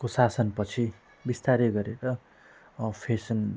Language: Nepali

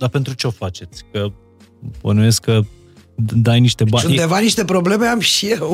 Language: Romanian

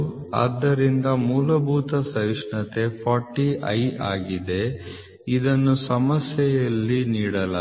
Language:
Kannada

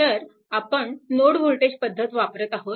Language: Marathi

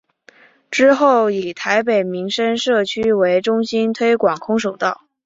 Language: Chinese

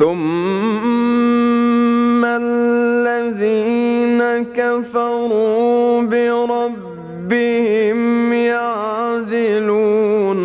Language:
Arabic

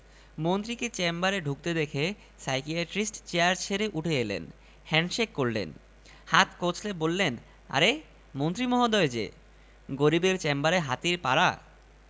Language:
Bangla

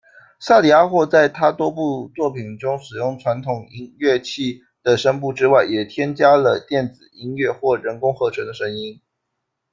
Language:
Chinese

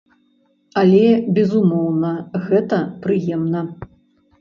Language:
Belarusian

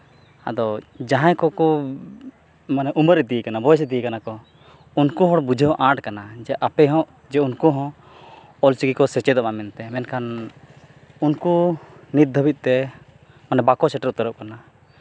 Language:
Santali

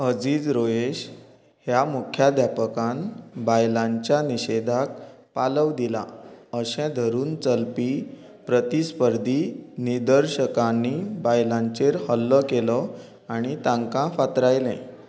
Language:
Konkani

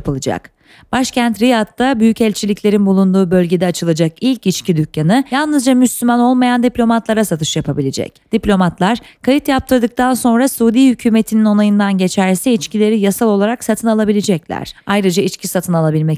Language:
Turkish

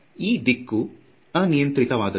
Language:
Kannada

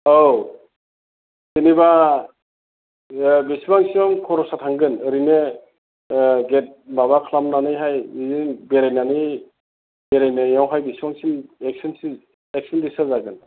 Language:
Bodo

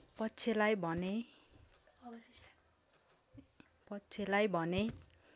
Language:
Nepali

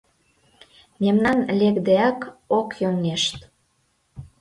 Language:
Mari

